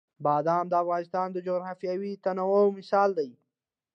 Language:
Pashto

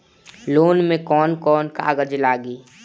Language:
Bhojpuri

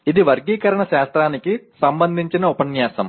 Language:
Telugu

